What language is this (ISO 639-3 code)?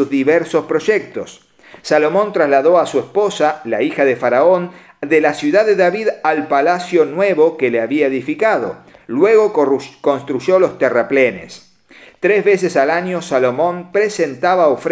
spa